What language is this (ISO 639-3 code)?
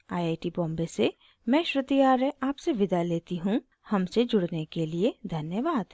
hin